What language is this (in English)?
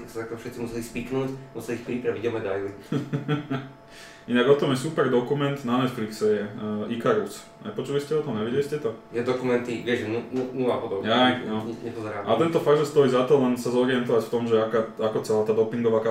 Slovak